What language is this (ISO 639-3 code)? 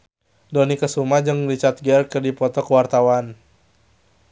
sun